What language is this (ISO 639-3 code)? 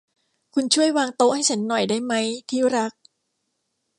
tha